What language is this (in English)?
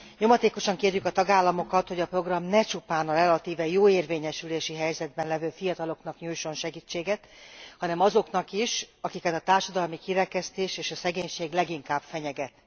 Hungarian